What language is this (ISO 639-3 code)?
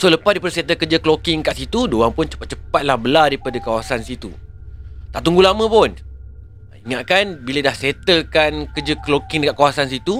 msa